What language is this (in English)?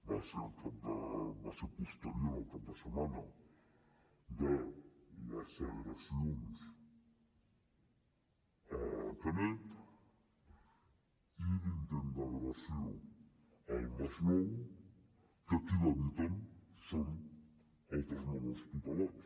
Catalan